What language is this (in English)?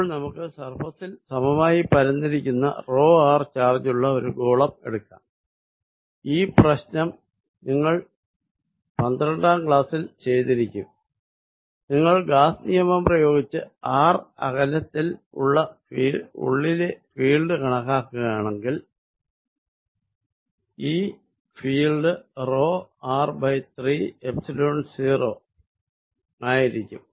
Malayalam